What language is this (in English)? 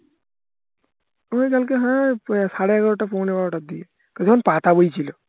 Bangla